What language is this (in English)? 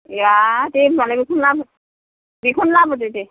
Bodo